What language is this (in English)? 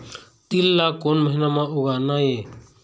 Chhattisgarhi